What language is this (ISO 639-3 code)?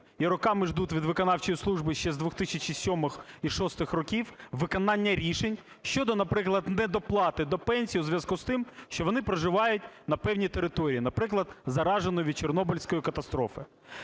ukr